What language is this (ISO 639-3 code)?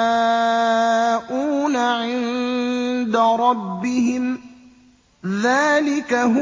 ara